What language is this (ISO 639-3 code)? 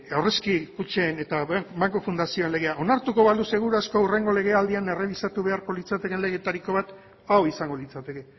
eus